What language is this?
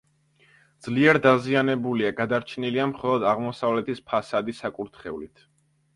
Georgian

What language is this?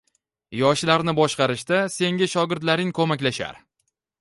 Uzbek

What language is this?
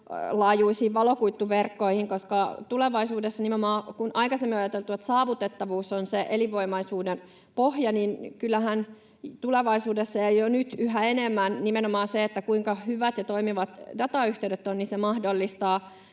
Finnish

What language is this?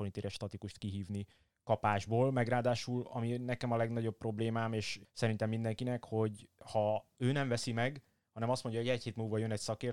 Hungarian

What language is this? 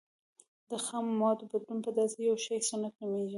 Pashto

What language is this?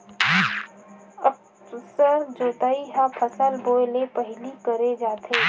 Chhattisgarhi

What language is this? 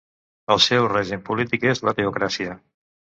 Catalan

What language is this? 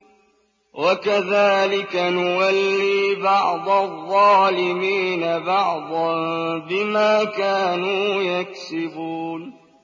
Arabic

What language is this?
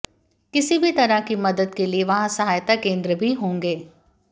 Hindi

